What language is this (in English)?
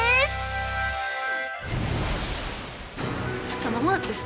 Japanese